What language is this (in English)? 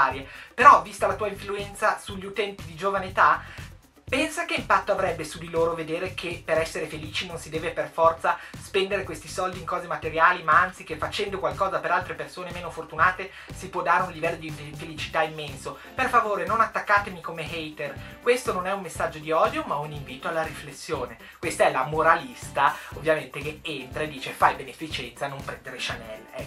Italian